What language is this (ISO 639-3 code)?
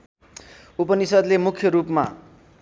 nep